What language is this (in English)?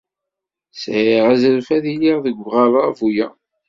Kabyle